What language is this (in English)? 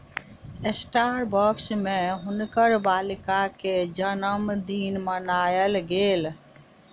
Maithili